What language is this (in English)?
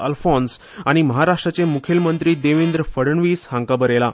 Konkani